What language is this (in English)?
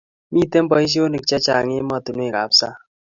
Kalenjin